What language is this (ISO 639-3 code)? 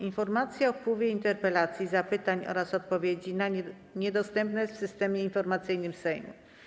pol